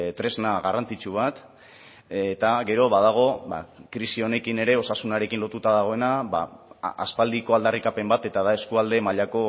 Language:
Basque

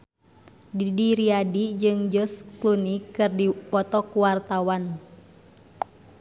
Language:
Sundanese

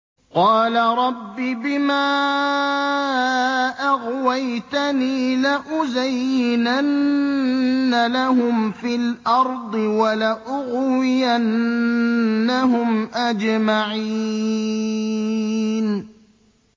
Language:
Arabic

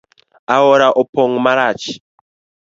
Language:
Luo (Kenya and Tanzania)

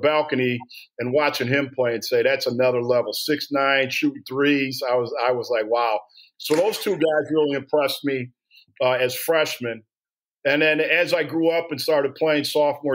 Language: English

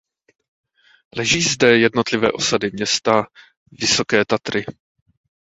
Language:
Czech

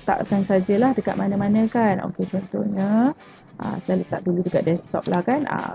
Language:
Malay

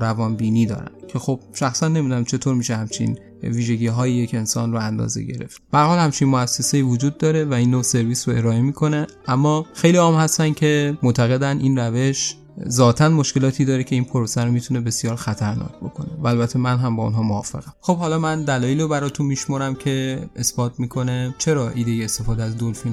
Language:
Persian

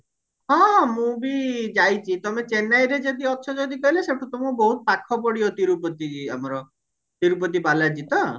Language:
Odia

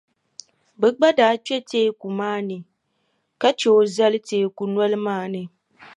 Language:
Dagbani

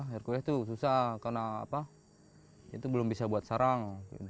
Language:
Indonesian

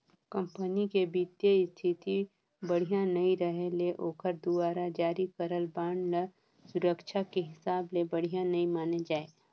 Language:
Chhattisgarhi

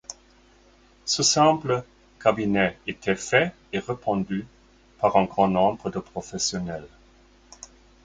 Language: French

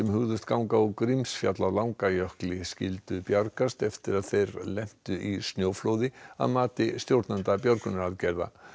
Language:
Icelandic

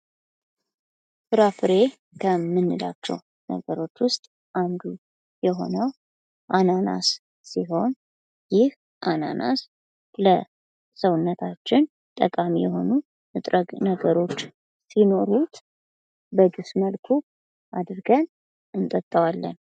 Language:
Amharic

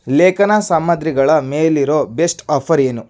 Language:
Kannada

